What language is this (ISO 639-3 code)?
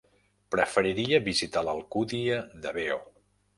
cat